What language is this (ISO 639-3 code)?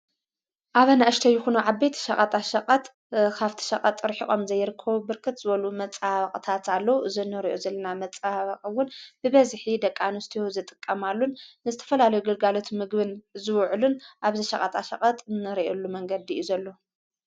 tir